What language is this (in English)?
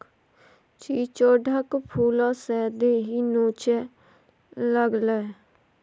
Maithili